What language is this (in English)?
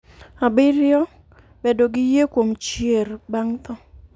Luo (Kenya and Tanzania)